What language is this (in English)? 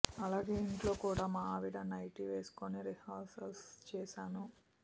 Telugu